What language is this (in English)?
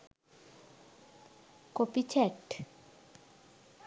Sinhala